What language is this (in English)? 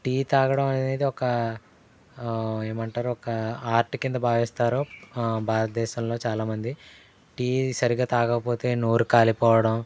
Telugu